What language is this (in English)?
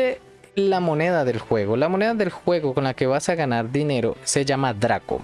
Spanish